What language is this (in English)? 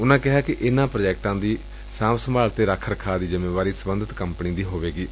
Punjabi